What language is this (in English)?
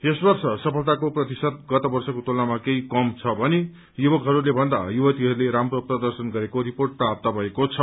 Nepali